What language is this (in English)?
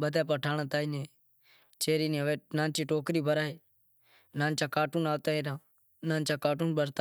Wadiyara Koli